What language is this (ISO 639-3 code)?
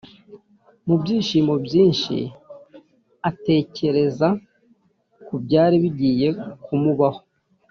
kin